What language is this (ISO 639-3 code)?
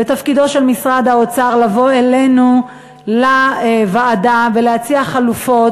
heb